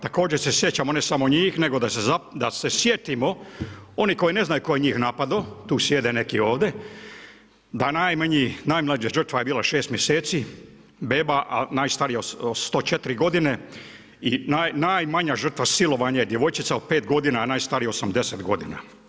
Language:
Croatian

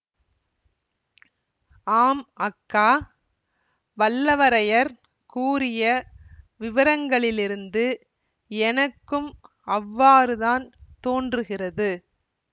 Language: Tamil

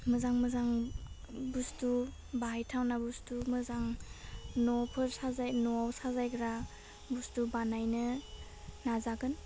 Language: Bodo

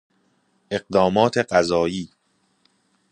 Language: Persian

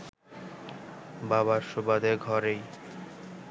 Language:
Bangla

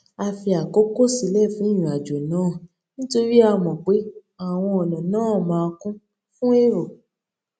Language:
Yoruba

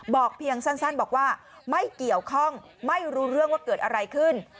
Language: Thai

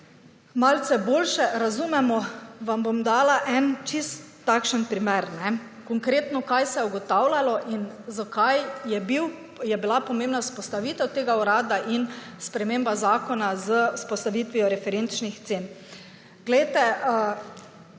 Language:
Slovenian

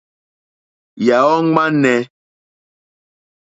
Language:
Mokpwe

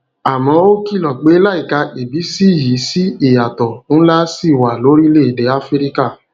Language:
Yoruba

